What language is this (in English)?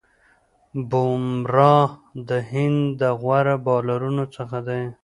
Pashto